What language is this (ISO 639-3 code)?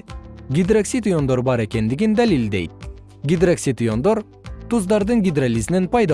kir